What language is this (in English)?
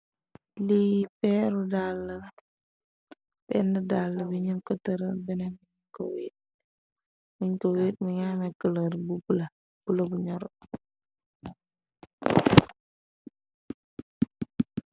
Wolof